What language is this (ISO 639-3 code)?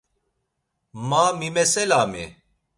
lzz